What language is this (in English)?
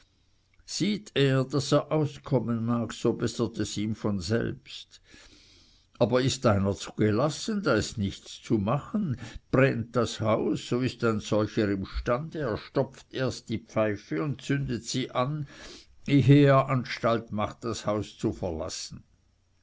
German